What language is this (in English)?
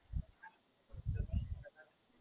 Gujarati